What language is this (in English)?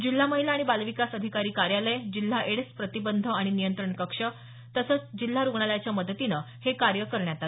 Marathi